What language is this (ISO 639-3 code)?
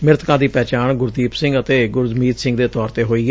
pan